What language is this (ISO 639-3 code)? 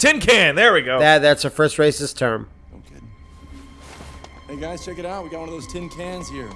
eng